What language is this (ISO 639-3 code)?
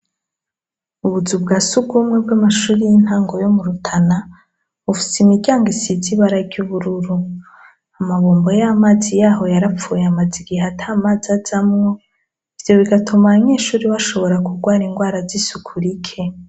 run